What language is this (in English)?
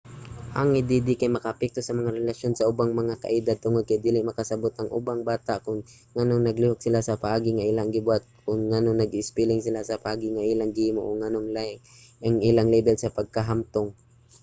Cebuano